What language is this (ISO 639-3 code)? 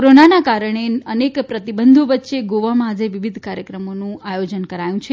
guj